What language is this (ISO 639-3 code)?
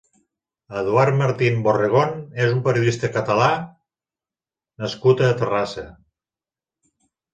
cat